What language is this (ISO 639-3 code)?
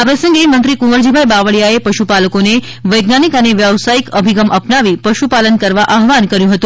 guj